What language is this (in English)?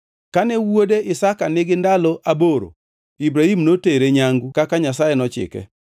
Luo (Kenya and Tanzania)